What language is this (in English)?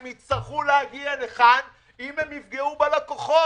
Hebrew